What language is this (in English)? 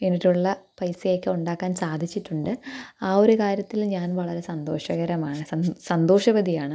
Malayalam